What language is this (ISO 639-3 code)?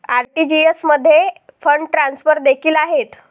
mar